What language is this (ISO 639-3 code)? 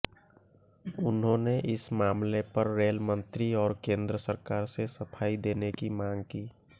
hin